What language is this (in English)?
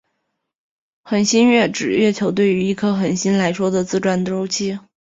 Chinese